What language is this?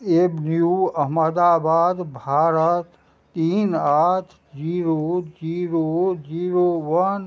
Maithili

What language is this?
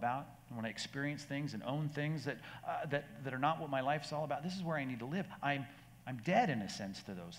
English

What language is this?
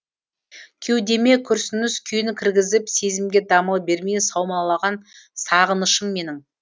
Kazakh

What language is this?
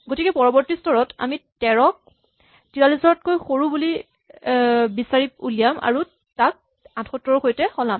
Assamese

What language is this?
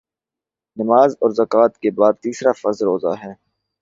Urdu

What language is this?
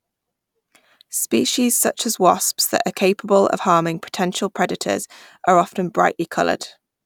English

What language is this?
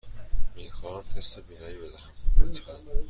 Persian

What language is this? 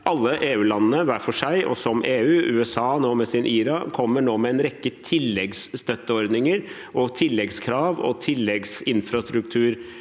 Norwegian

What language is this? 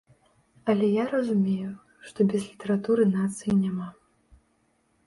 Belarusian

